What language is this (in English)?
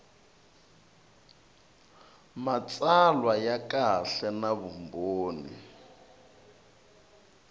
Tsonga